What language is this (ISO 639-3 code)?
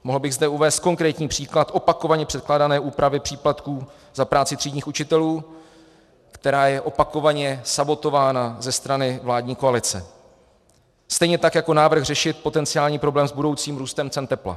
ces